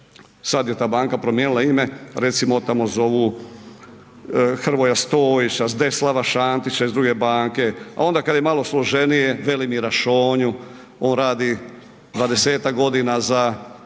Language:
Croatian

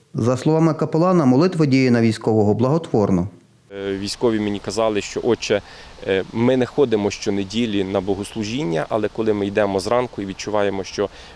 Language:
Ukrainian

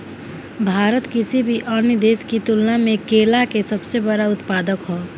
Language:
Bhojpuri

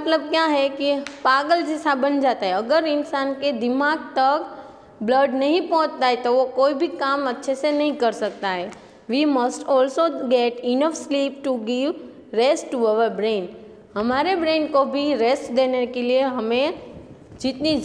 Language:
Hindi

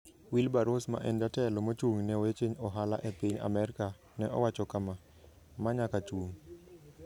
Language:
Luo (Kenya and Tanzania)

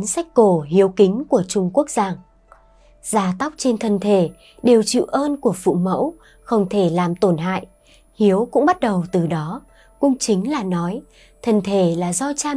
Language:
Vietnamese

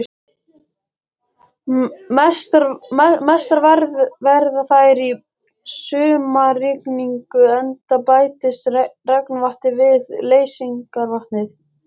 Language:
Icelandic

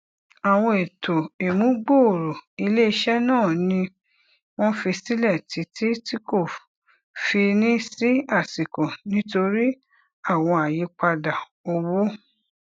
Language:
Yoruba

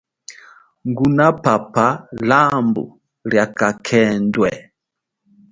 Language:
Chokwe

